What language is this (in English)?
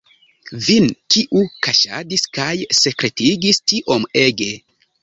Esperanto